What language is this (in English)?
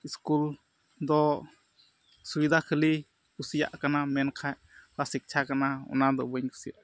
Santali